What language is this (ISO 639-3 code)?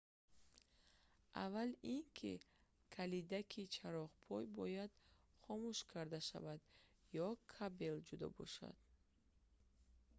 tgk